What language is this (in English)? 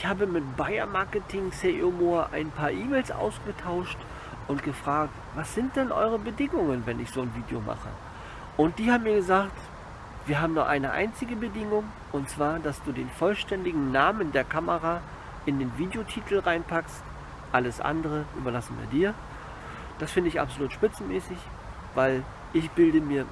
German